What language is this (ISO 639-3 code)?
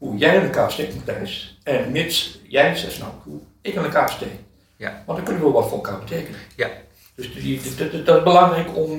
nld